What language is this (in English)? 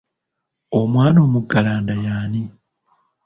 Ganda